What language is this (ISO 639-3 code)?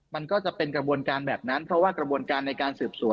tha